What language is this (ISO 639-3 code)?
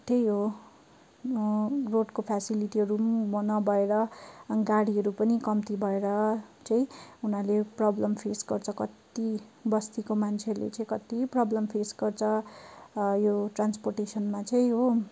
nep